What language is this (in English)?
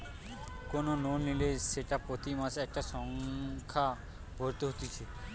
Bangla